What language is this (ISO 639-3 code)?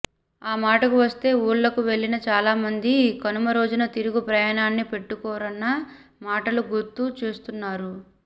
tel